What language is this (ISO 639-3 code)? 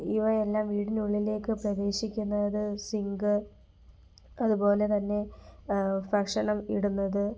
mal